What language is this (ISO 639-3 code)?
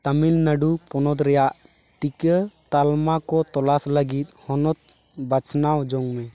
sat